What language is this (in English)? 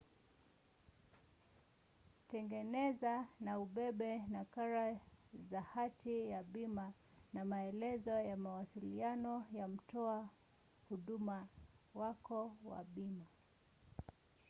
Swahili